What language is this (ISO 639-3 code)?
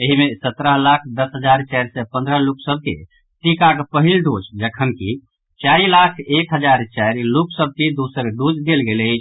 mai